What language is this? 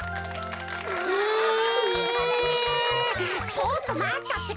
Japanese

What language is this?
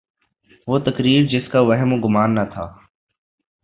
Urdu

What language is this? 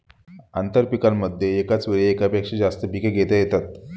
Marathi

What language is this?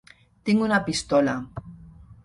Catalan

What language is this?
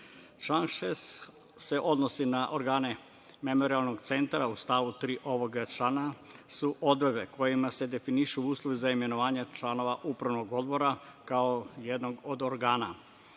Serbian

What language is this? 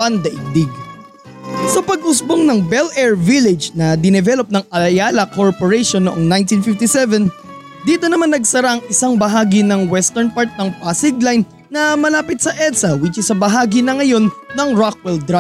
Filipino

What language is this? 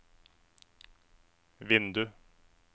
Norwegian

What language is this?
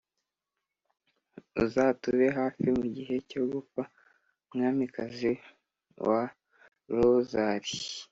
Kinyarwanda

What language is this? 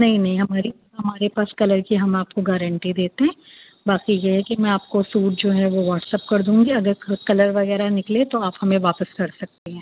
Urdu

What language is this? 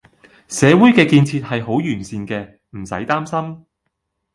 Cantonese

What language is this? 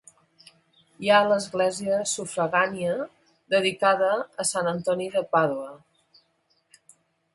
Catalan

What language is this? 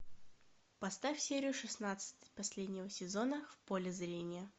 Russian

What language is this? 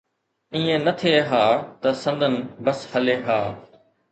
Sindhi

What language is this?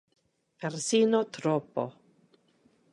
Italian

